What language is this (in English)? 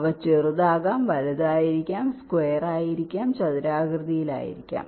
Malayalam